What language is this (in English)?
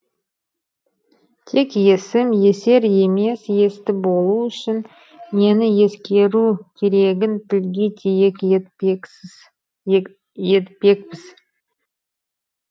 Kazakh